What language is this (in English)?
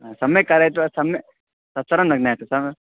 Sanskrit